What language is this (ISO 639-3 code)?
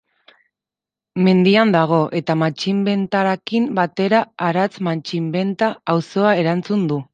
eus